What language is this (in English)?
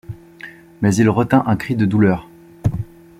French